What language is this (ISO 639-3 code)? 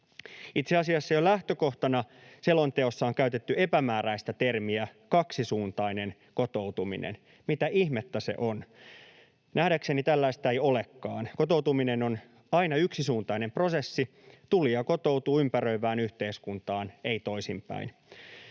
fin